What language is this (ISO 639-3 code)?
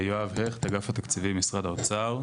heb